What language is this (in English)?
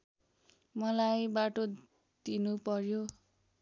Nepali